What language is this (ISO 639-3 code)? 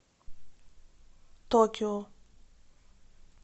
rus